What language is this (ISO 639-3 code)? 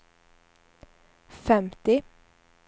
swe